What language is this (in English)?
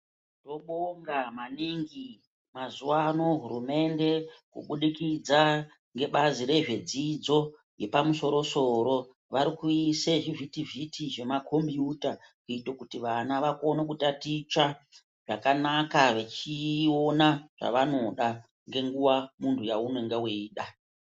Ndau